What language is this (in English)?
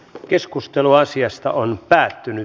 Finnish